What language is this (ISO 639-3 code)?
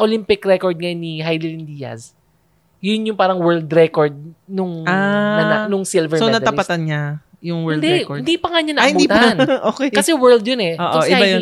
fil